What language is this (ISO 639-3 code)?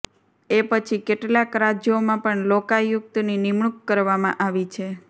guj